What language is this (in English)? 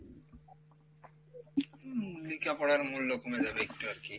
Bangla